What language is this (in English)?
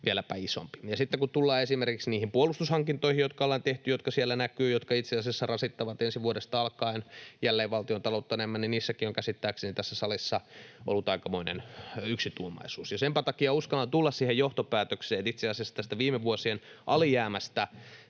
Finnish